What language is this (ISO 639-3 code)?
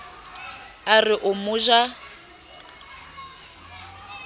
sot